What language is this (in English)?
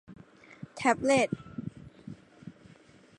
Thai